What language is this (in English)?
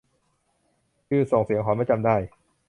Thai